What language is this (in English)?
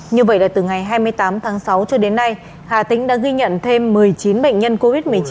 Vietnamese